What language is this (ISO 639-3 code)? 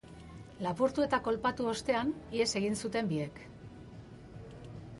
eus